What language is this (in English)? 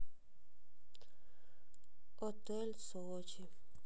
Russian